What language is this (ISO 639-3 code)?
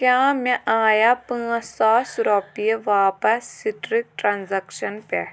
kas